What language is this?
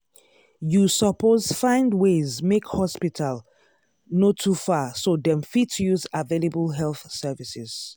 Nigerian Pidgin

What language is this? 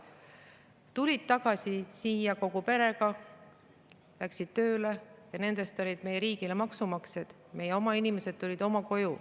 Estonian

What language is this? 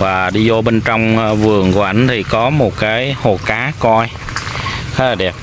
Vietnamese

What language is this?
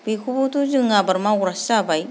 Bodo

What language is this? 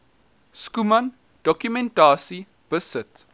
Afrikaans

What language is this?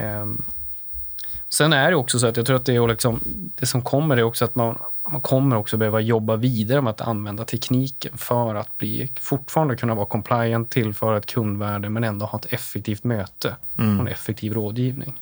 Swedish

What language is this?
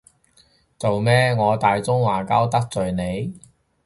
Cantonese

